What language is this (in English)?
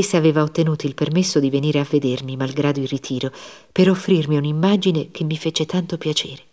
Italian